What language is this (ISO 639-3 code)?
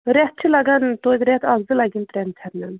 kas